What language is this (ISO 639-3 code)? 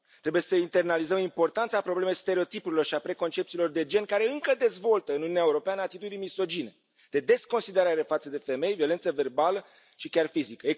ron